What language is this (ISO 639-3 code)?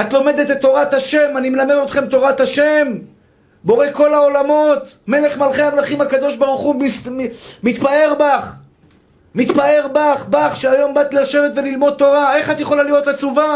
heb